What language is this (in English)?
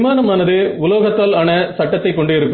Tamil